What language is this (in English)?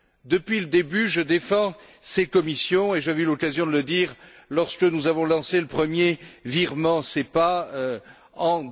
French